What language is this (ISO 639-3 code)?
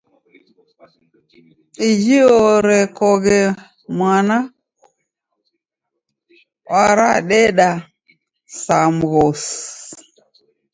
dav